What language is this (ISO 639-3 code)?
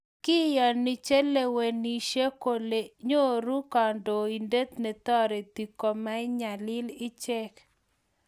kln